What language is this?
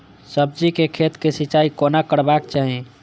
Maithili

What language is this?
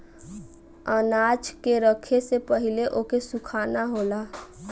Bhojpuri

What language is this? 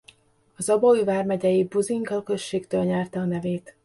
Hungarian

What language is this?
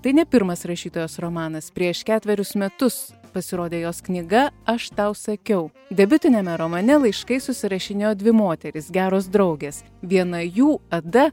Lithuanian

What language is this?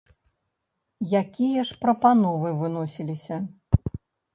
Belarusian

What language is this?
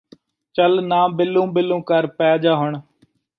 Punjabi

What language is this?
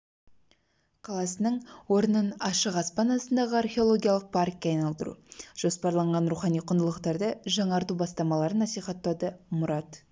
Kazakh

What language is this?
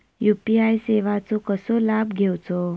Marathi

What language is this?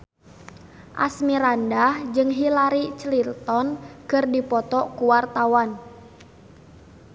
Sundanese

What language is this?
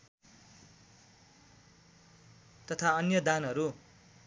Nepali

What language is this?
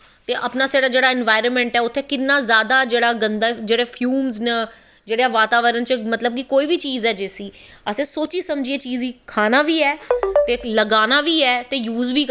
Dogri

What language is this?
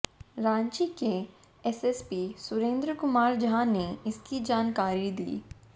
Hindi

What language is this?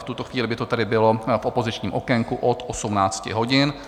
Czech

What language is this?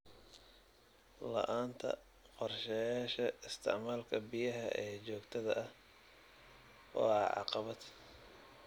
Somali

